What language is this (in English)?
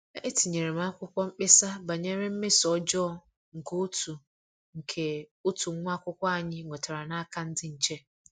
Igbo